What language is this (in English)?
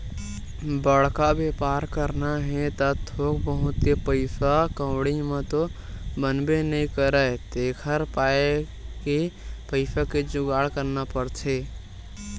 Chhattisgarhi